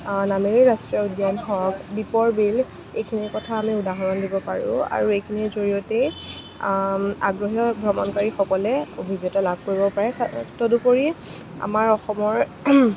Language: Assamese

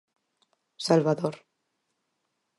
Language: Galician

